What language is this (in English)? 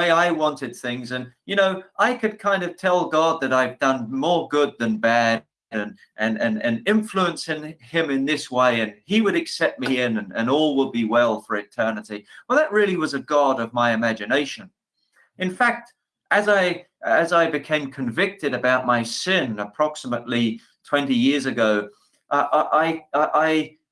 English